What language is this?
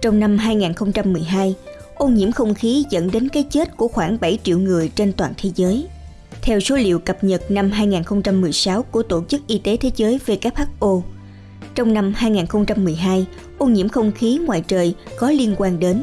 Vietnamese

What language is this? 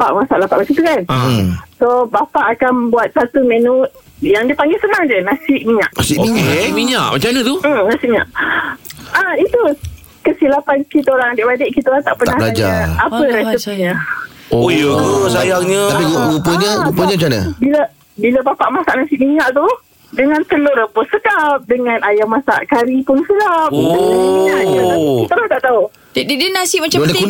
Malay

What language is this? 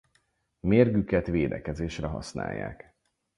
Hungarian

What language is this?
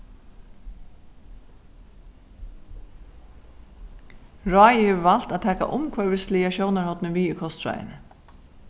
Faroese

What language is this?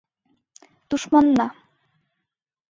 Mari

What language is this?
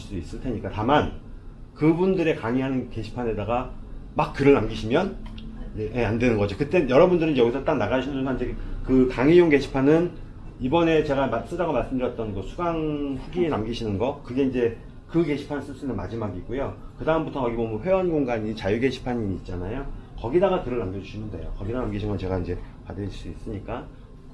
Korean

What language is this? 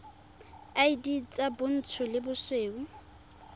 Tswana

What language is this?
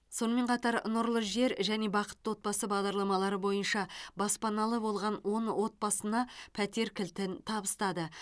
Kazakh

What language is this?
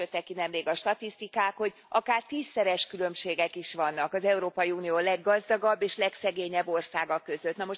Hungarian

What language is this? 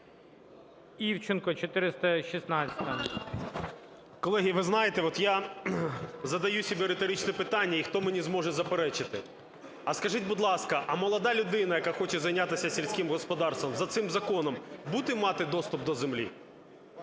Ukrainian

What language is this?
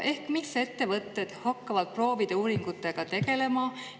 Estonian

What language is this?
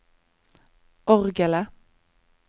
Norwegian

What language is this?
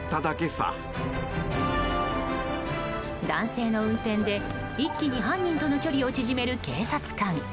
Japanese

